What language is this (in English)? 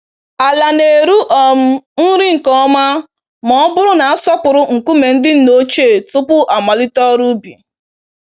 Igbo